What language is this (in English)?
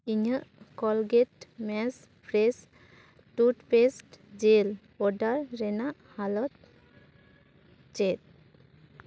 Santali